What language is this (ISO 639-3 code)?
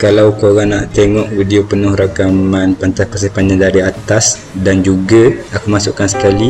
msa